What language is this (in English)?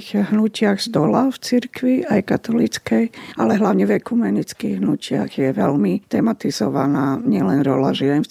Slovak